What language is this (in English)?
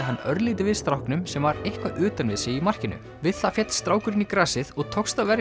Icelandic